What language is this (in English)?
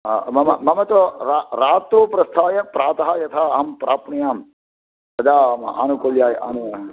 Sanskrit